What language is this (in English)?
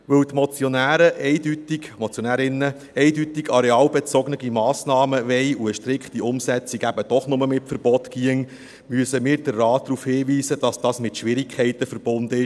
Swiss German